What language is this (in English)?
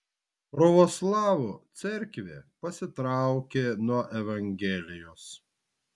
Lithuanian